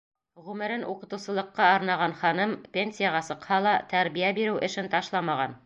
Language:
Bashkir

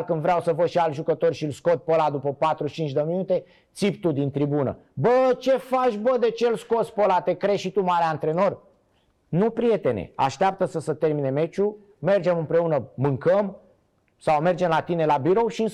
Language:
Romanian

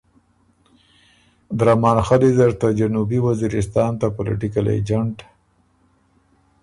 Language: Ormuri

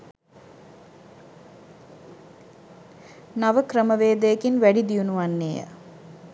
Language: Sinhala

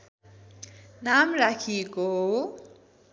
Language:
Nepali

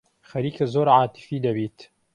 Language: Central Kurdish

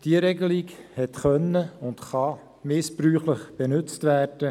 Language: Swiss German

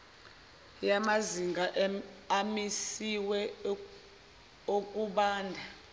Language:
Zulu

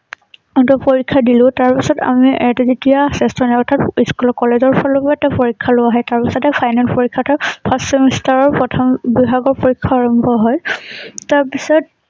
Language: Assamese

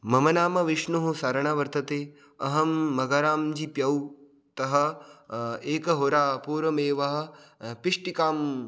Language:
Sanskrit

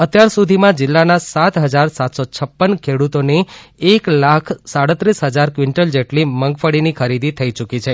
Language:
Gujarati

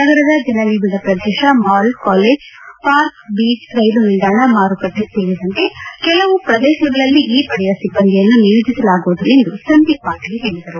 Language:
Kannada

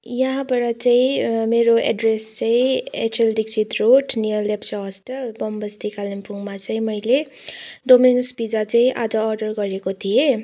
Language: Nepali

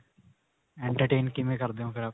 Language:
Punjabi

